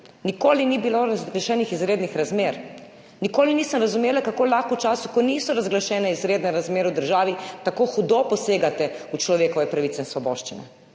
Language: Slovenian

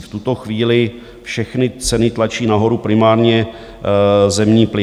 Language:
Czech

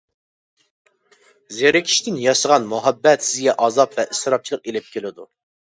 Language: Uyghur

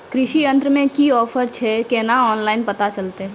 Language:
Maithili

